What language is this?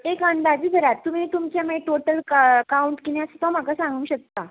Konkani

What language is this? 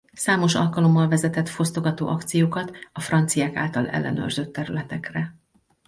Hungarian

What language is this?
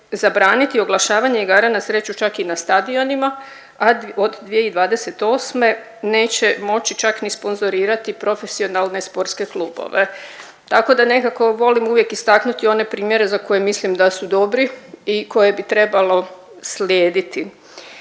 Croatian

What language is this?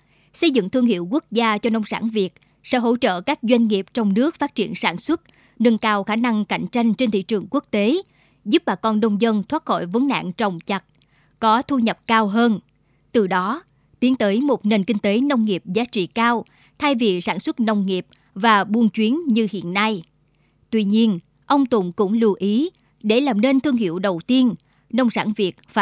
Vietnamese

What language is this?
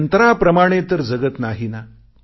Marathi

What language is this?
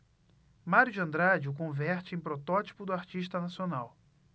Portuguese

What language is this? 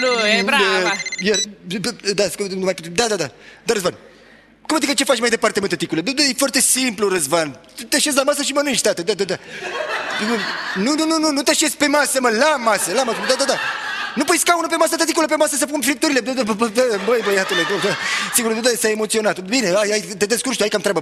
Romanian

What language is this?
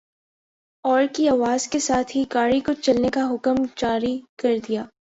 Urdu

